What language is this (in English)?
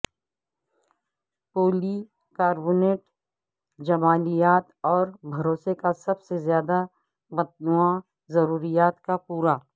Urdu